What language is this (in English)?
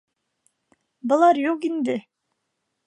Bashkir